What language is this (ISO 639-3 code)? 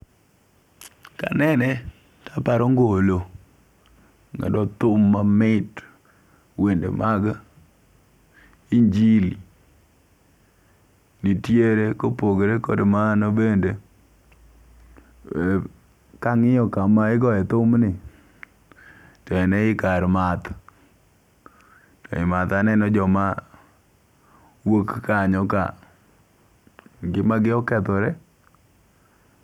luo